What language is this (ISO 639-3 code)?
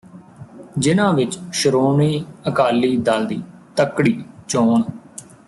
pan